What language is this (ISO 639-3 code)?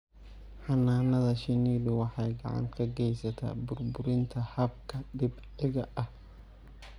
som